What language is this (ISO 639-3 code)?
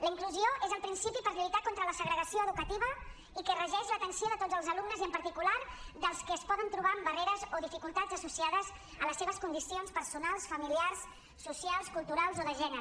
cat